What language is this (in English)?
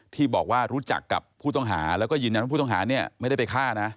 Thai